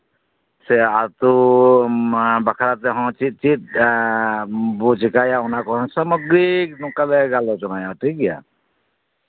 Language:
Santali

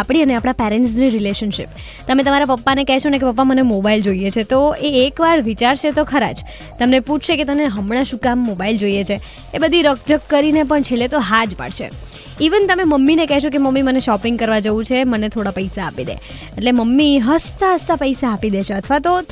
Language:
Hindi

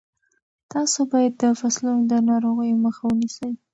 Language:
Pashto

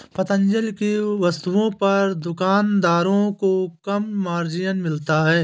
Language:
Hindi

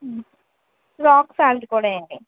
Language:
Telugu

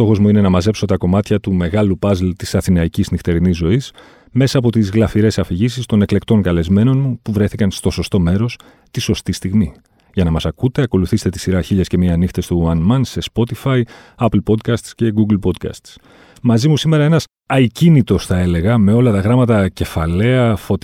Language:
Greek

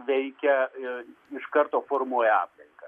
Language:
Lithuanian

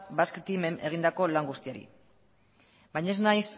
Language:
Basque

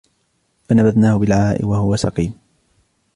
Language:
Arabic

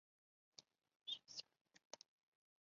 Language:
Chinese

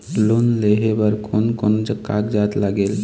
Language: Chhattisgarhi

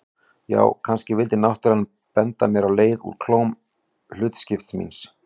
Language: Icelandic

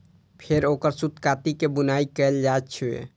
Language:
Maithili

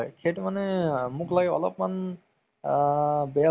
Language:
Assamese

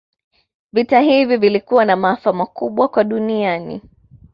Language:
Swahili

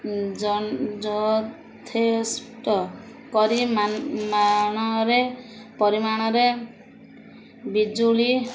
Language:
Odia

